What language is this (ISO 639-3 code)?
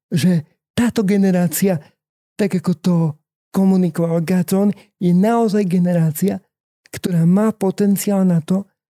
slk